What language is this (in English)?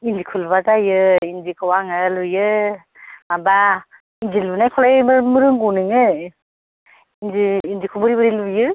Bodo